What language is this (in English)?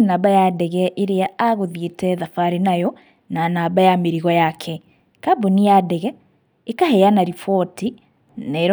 Kikuyu